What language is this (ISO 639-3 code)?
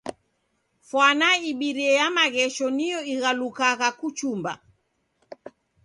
dav